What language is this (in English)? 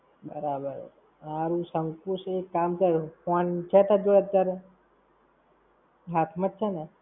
Gujarati